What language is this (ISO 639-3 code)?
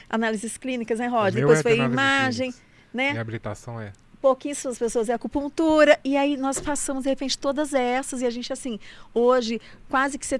por